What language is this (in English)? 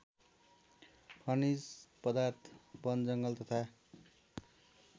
Nepali